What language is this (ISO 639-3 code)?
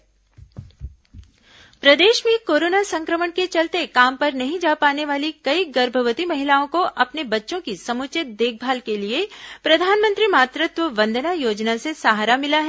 hin